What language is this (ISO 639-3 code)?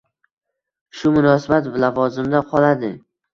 uzb